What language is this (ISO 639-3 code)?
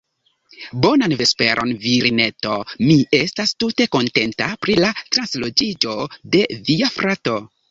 epo